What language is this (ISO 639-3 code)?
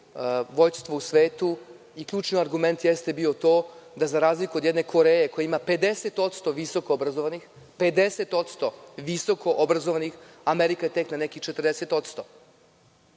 srp